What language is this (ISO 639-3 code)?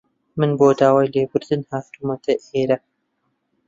ckb